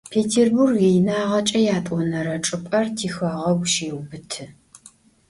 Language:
Adyghe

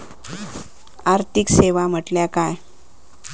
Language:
Marathi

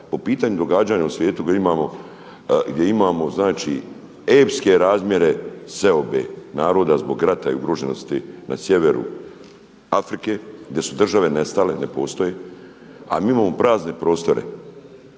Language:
Croatian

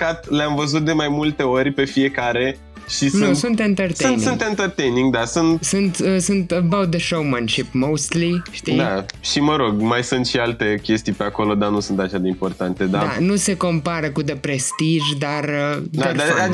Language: Romanian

